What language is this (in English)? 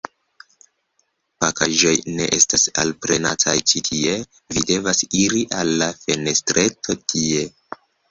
Esperanto